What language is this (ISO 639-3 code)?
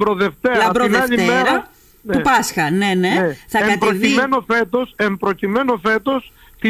ell